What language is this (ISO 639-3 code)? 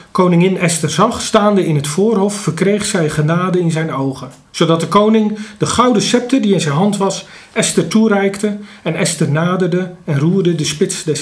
nld